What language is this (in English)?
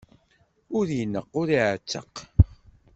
Kabyle